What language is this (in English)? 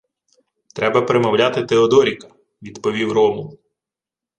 Ukrainian